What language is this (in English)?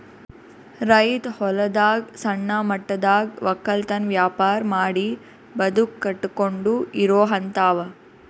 Kannada